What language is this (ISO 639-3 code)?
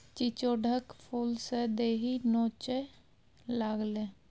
mai